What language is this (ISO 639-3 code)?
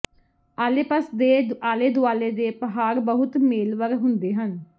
pan